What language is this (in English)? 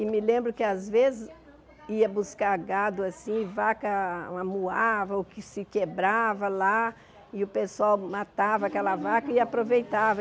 Portuguese